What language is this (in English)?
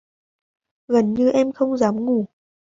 Vietnamese